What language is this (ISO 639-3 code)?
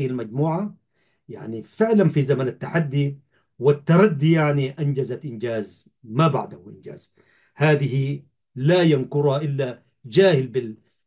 ara